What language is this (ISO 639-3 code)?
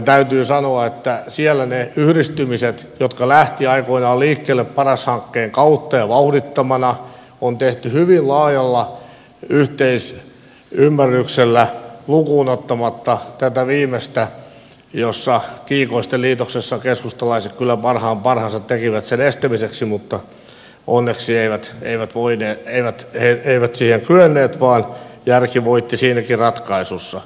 fin